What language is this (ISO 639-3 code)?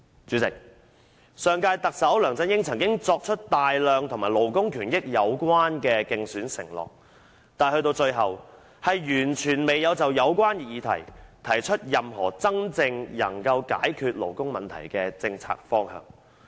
yue